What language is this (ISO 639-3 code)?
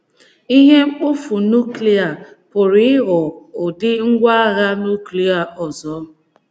ibo